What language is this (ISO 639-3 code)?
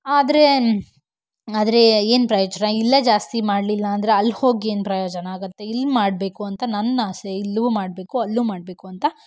kan